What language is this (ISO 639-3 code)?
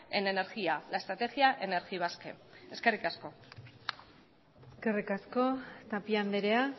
eus